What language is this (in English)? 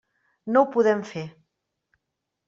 Catalan